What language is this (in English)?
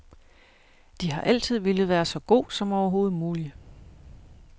Danish